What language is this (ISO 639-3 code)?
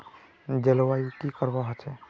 mag